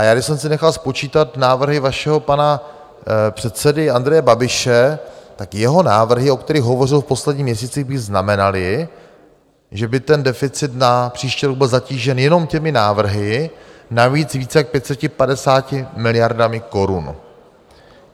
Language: Czech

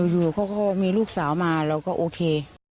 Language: Thai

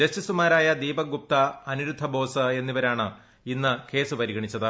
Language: Malayalam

